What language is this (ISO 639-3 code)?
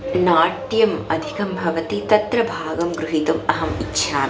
san